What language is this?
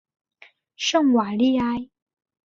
Chinese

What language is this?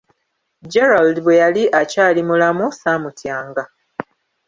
Ganda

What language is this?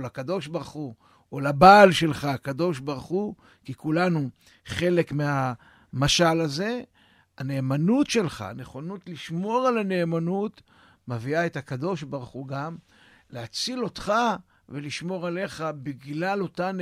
Hebrew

